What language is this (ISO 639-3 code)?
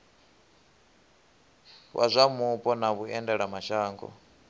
ven